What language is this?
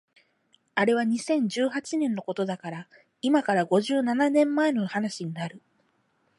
Japanese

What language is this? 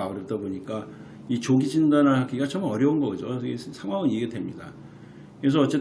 Korean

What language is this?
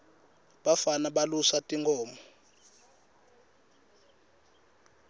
Swati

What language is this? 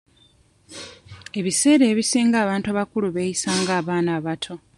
Ganda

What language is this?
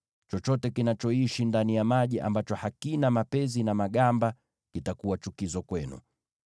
Swahili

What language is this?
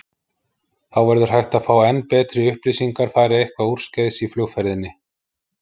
Icelandic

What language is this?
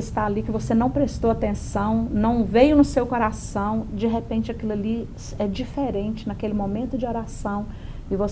Portuguese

